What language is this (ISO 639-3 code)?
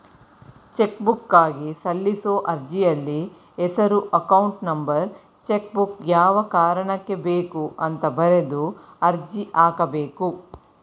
kan